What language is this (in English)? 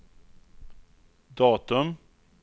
Swedish